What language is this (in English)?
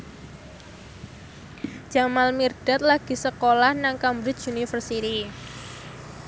Javanese